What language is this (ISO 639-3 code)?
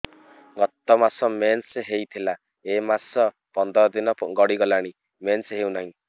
ori